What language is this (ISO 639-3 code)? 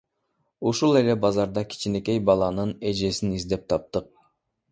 kir